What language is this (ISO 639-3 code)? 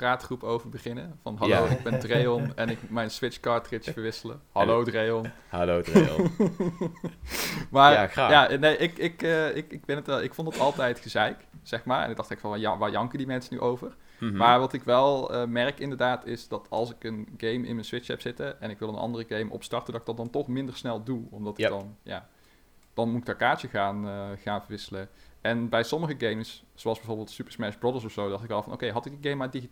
nld